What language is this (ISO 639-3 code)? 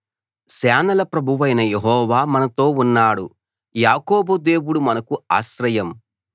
tel